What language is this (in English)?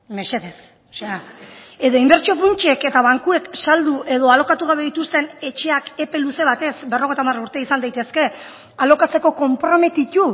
Basque